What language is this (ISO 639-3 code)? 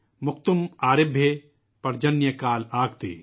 urd